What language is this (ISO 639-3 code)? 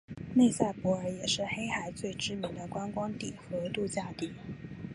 zho